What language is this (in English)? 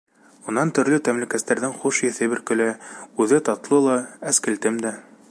Bashkir